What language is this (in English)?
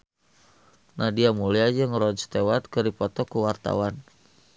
Sundanese